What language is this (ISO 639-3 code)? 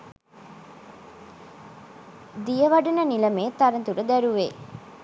sin